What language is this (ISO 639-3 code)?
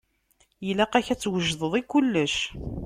kab